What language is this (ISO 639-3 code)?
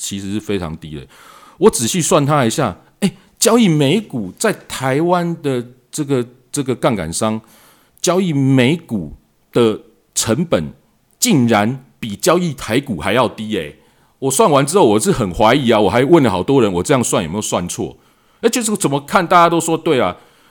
zho